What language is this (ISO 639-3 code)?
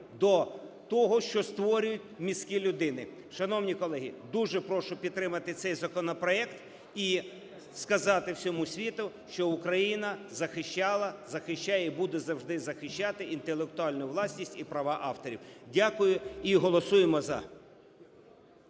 ukr